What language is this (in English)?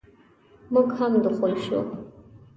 Pashto